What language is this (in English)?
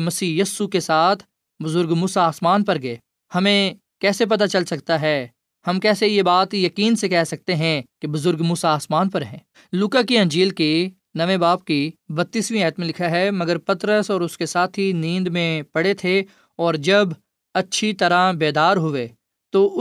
Urdu